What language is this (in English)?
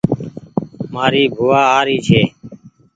Goaria